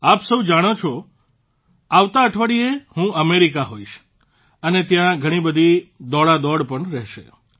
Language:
Gujarati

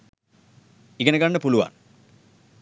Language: Sinhala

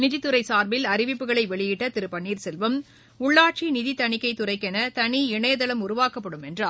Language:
Tamil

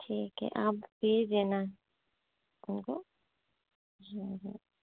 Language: Hindi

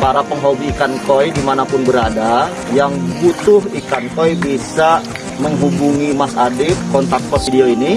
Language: Indonesian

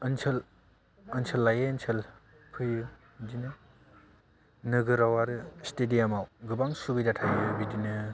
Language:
Bodo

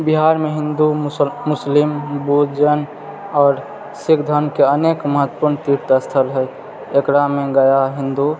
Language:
Maithili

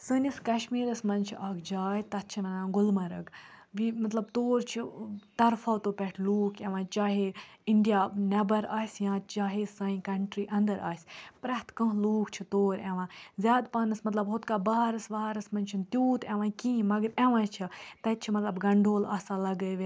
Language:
Kashmiri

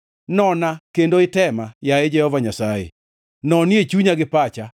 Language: Luo (Kenya and Tanzania)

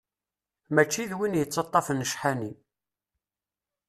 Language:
Kabyle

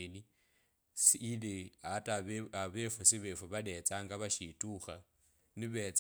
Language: Kabras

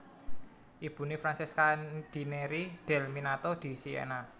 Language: Javanese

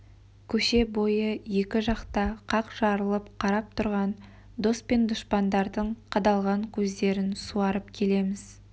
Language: Kazakh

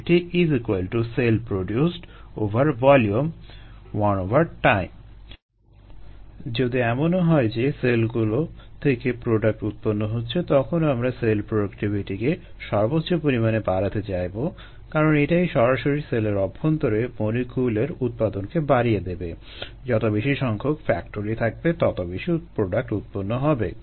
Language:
Bangla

